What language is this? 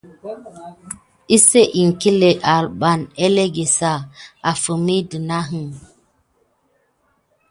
Gidar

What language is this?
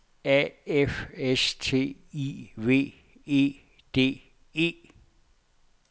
Danish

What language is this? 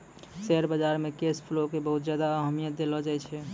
Maithili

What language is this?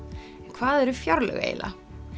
Icelandic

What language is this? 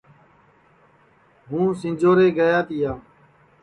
Sansi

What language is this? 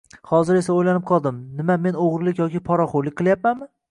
Uzbek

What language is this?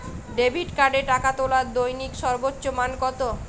Bangla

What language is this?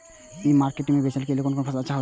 Maithili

